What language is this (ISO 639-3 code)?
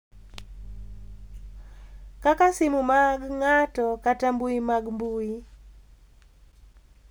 luo